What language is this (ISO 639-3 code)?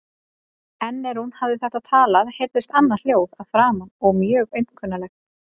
isl